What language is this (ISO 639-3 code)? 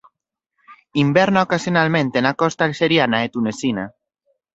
glg